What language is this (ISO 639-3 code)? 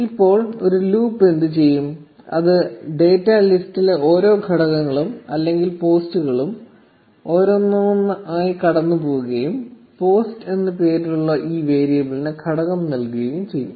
mal